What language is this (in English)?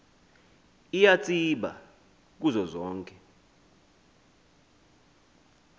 Xhosa